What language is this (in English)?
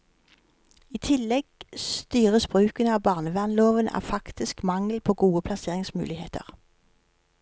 Norwegian